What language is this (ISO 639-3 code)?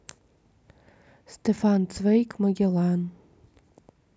rus